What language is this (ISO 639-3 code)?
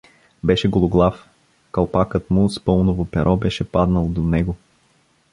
bul